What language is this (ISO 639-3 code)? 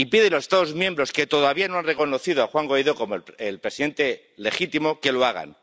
spa